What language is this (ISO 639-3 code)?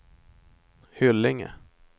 swe